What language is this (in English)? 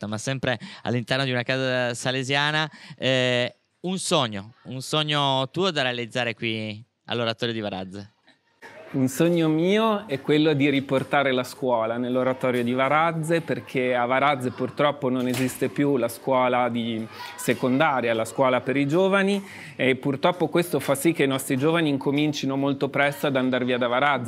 Italian